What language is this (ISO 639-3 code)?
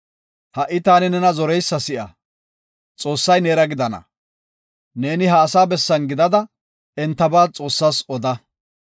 gof